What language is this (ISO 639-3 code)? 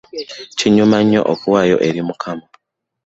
lug